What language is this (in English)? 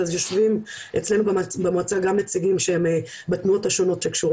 Hebrew